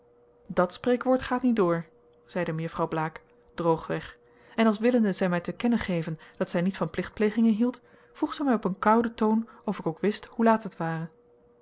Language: Dutch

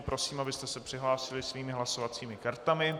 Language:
Czech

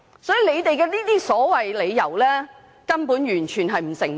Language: Cantonese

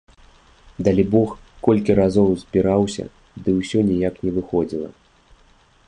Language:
Belarusian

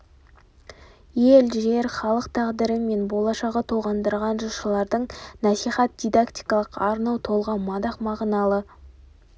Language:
Kazakh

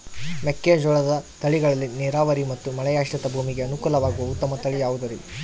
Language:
Kannada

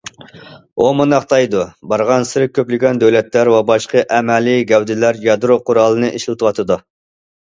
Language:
Uyghur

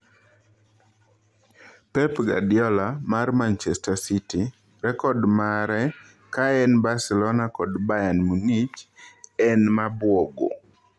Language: Luo (Kenya and Tanzania)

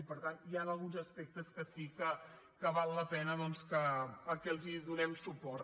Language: Catalan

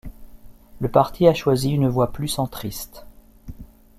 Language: French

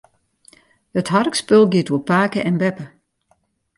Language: Western Frisian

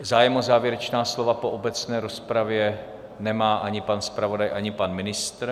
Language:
Czech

